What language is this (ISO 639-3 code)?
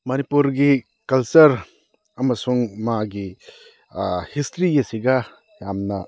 mni